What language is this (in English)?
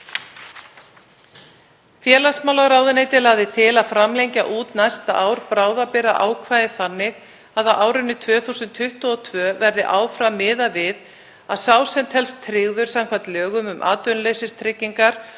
Icelandic